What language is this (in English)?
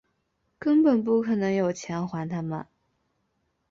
Chinese